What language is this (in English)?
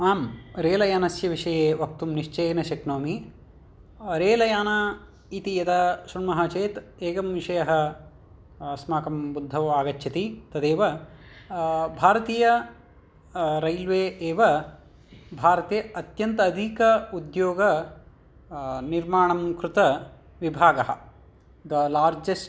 Sanskrit